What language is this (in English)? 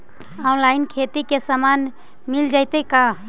Magahi